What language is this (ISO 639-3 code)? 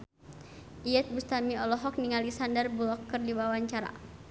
sun